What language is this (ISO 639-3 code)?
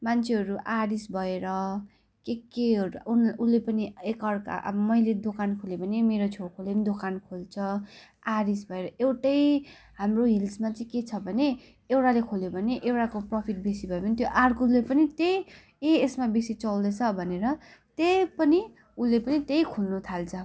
nep